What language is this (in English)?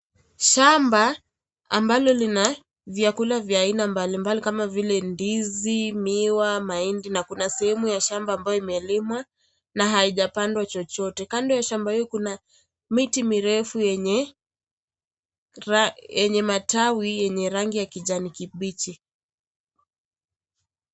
Swahili